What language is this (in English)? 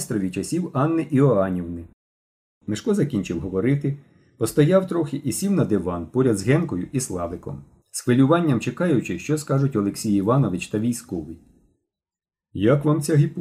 Ukrainian